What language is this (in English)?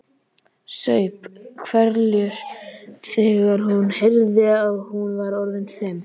Icelandic